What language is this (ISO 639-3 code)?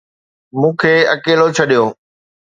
snd